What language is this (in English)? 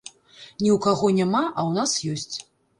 Belarusian